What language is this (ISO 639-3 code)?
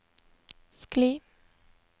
nor